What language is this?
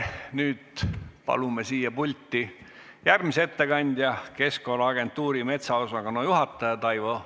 Estonian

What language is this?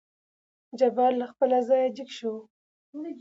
Pashto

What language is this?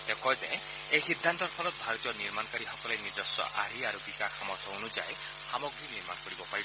Assamese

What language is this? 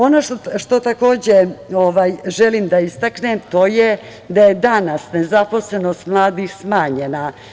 Serbian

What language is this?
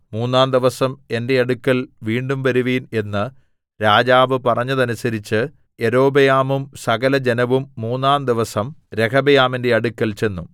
Malayalam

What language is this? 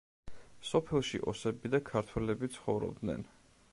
Georgian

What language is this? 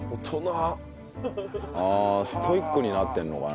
Japanese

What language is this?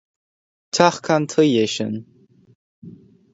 Irish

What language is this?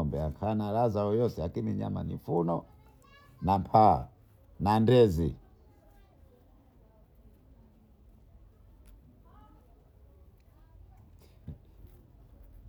Bondei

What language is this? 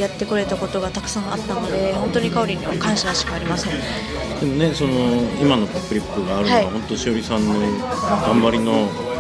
Japanese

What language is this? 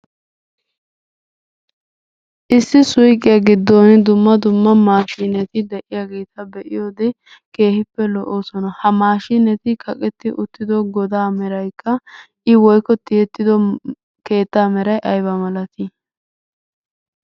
Wolaytta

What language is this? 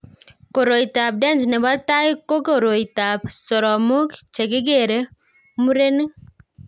Kalenjin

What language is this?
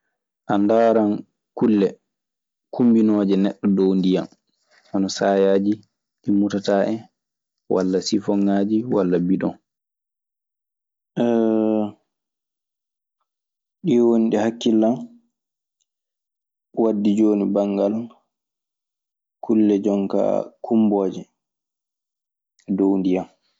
Maasina Fulfulde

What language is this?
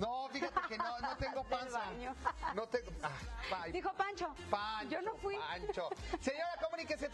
Spanish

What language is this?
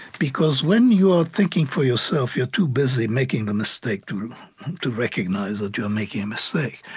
English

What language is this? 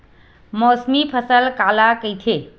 Chhattisgarhi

